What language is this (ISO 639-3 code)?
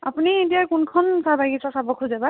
asm